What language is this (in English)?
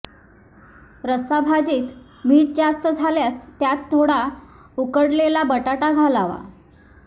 Marathi